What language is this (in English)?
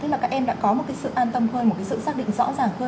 Vietnamese